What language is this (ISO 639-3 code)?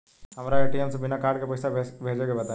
bho